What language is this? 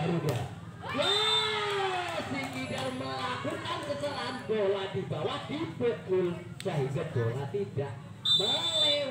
Indonesian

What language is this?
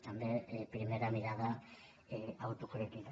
Catalan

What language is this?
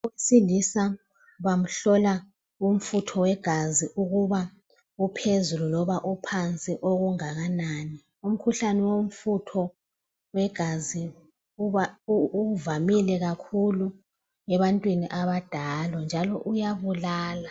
North Ndebele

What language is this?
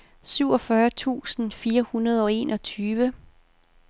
Danish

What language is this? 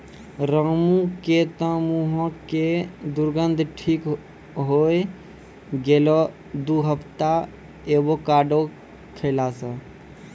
Maithili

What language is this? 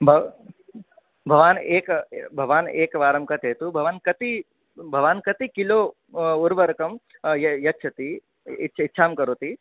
Sanskrit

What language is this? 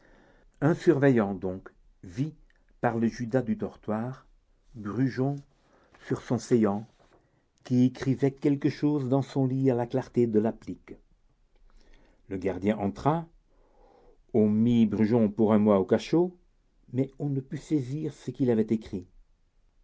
French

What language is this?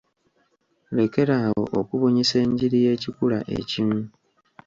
Ganda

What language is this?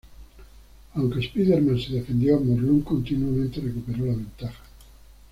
Spanish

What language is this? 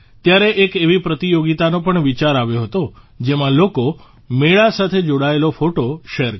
Gujarati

